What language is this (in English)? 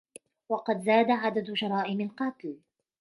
Arabic